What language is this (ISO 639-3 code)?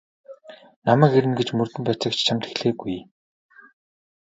mon